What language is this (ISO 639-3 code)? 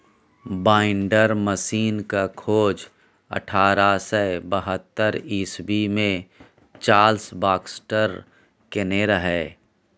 mai